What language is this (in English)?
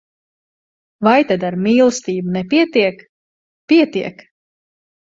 Latvian